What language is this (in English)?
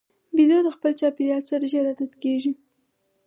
Pashto